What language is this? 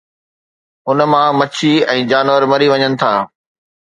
Sindhi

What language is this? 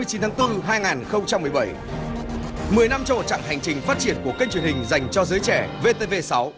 Vietnamese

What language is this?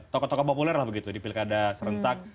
Indonesian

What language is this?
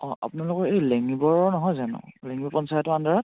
Assamese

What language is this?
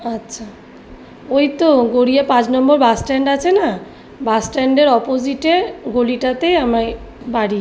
Bangla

